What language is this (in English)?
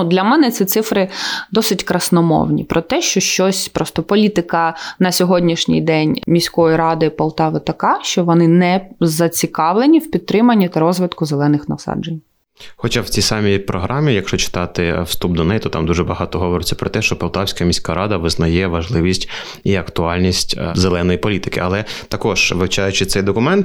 Ukrainian